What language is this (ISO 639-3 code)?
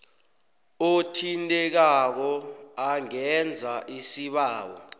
nbl